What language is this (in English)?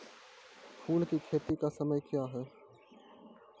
Maithili